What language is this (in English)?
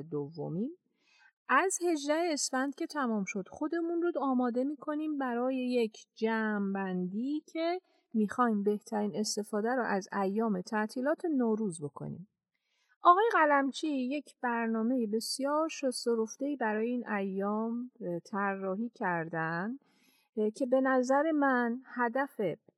Persian